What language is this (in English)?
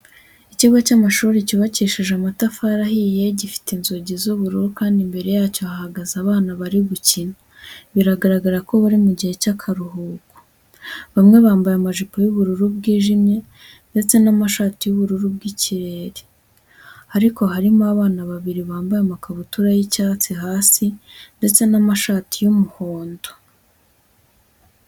Kinyarwanda